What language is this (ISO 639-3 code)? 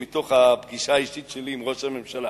heb